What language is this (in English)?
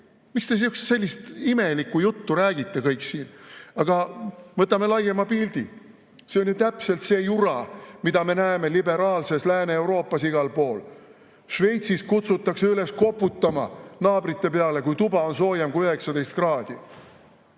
Estonian